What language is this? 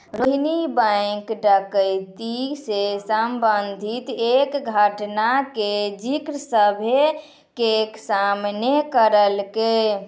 Maithili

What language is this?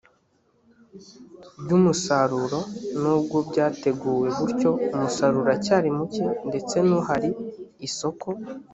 Kinyarwanda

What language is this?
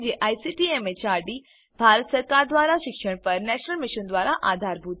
Gujarati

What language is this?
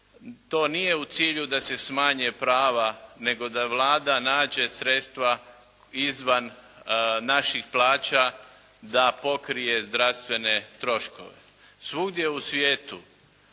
Croatian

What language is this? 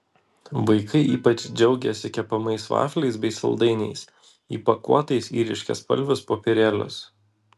Lithuanian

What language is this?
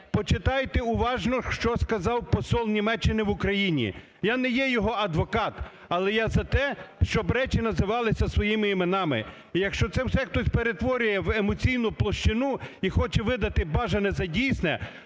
Ukrainian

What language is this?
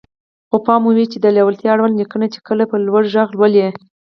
Pashto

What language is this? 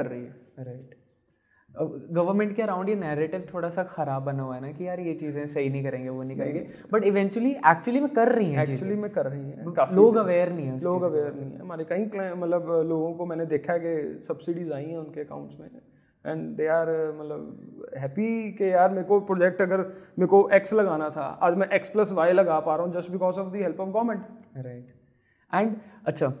Hindi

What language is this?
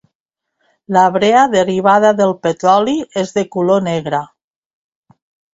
Catalan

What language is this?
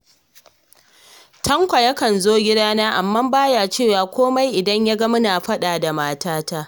Hausa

